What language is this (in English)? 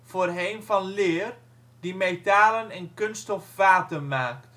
Dutch